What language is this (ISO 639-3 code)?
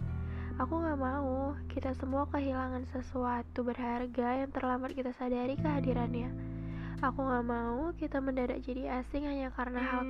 ind